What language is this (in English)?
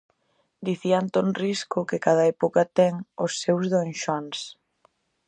Galician